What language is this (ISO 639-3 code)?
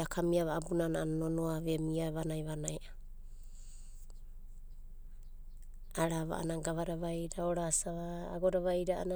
kbt